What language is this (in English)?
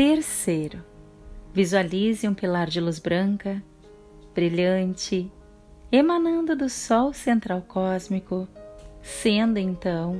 Portuguese